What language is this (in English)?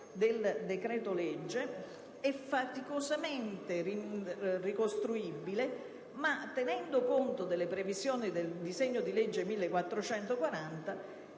Italian